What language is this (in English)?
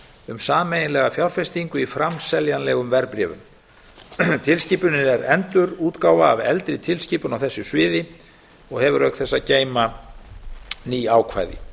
Icelandic